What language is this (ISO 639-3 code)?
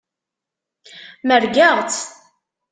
kab